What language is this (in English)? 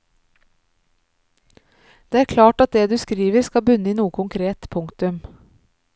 Norwegian